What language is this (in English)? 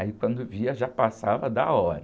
Portuguese